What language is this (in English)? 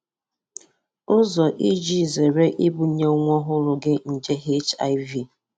Igbo